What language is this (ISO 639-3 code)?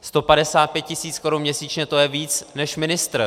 ces